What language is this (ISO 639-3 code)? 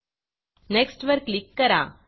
mar